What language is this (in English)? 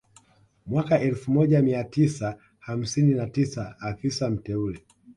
Swahili